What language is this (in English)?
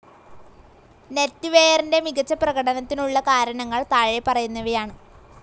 Malayalam